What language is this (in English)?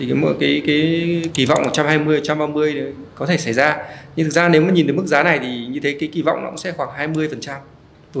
Vietnamese